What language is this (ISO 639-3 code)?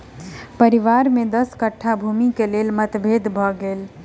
mai